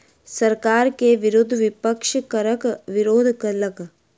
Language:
Maithili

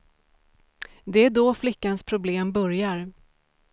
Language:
Swedish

